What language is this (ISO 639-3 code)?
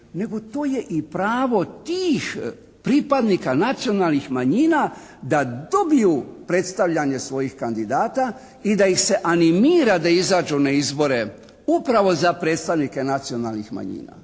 hrv